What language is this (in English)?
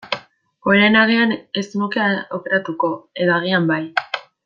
Basque